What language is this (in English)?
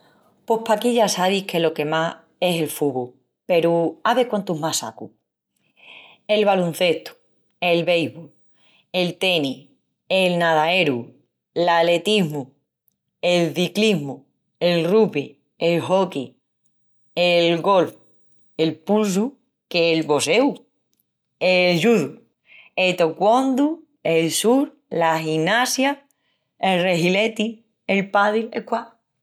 Extremaduran